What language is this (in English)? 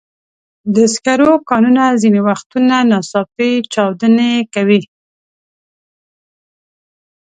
Pashto